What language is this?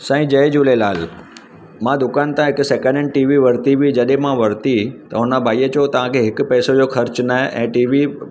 Sindhi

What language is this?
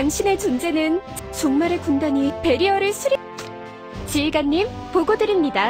Korean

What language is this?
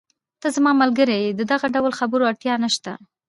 Pashto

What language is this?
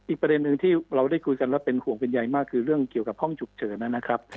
Thai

